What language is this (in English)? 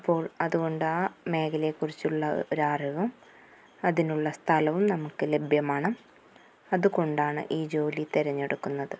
Malayalam